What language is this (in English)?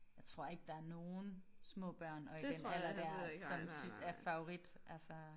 Danish